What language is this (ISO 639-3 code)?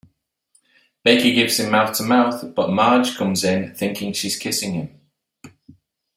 eng